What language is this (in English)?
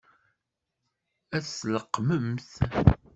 Kabyle